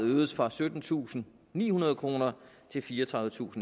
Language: Danish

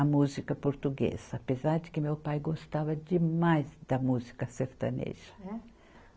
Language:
Portuguese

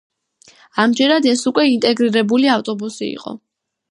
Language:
Georgian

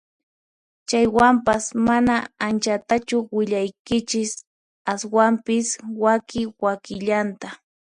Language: Puno Quechua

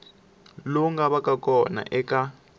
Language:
Tsonga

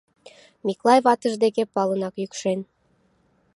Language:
Mari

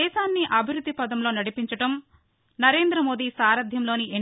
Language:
Telugu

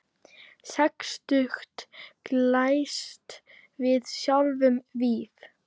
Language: Icelandic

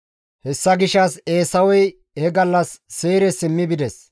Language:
Gamo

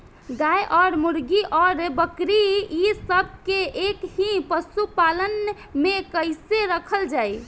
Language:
Bhojpuri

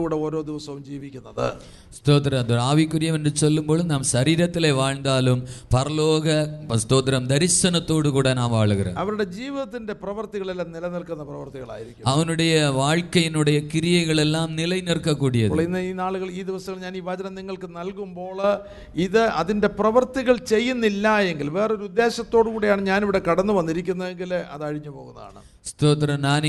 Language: Malayalam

